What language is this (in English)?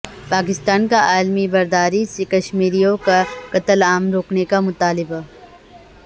Urdu